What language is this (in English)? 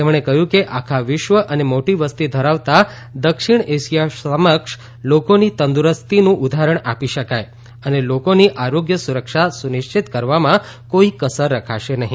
Gujarati